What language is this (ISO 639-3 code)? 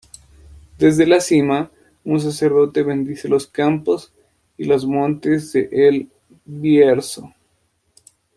spa